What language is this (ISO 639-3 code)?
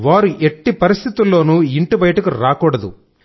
tel